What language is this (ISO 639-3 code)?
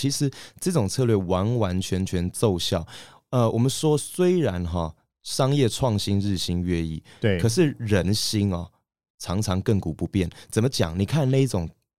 zho